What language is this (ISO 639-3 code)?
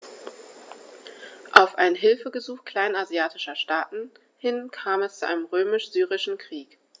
deu